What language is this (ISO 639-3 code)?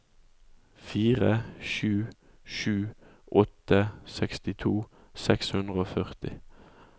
nor